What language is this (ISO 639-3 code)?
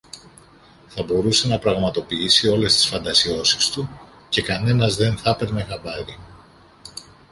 ell